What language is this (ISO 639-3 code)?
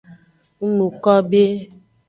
ajg